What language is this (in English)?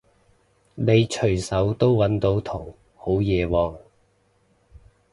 Cantonese